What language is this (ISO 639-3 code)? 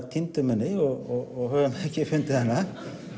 isl